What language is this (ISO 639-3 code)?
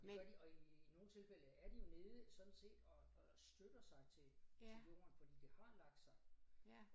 dan